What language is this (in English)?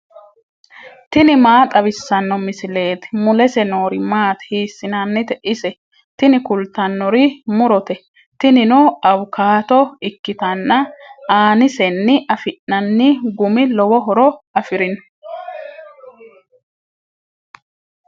Sidamo